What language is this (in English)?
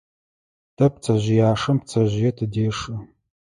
Adyghe